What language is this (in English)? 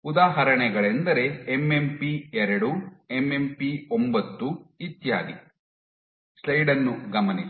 Kannada